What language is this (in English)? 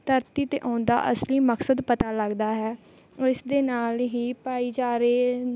Punjabi